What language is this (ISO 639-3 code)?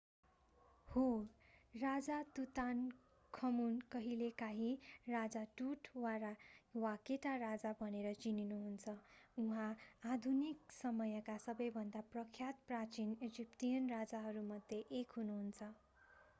nep